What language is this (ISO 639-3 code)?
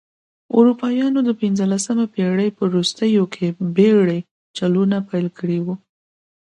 pus